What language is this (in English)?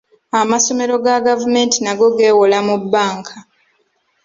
Ganda